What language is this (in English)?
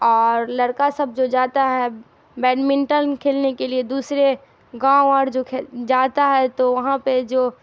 Urdu